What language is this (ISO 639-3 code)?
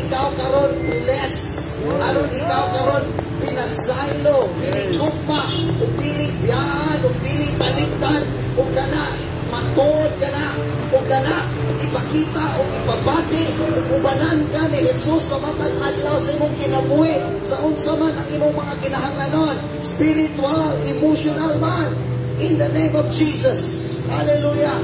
fil